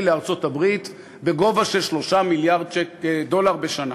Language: Hebrew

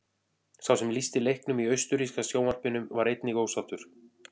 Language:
Icelandic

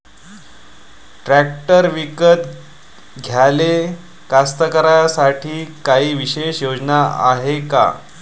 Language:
Marathi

